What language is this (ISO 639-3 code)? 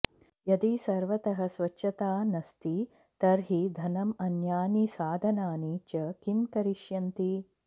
san